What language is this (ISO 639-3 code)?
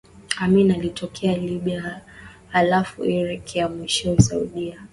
swa